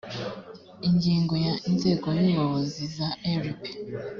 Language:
Kinyarwanda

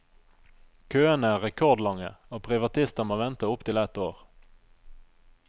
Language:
Norwegian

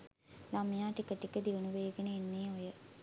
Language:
Sinhala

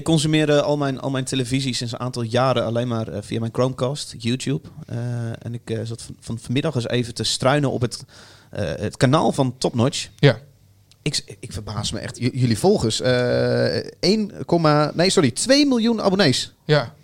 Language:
Dutch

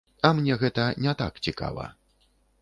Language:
Belarusian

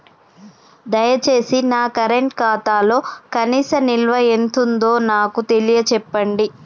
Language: Telugu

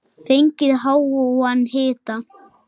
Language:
Icelandic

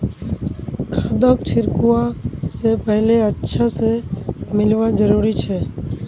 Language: Magahi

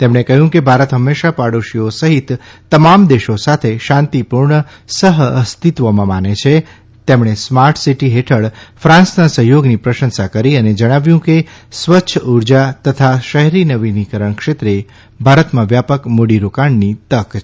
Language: Gujarati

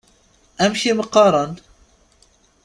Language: Kabyle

